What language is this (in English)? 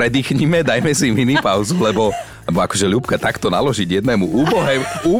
Slovak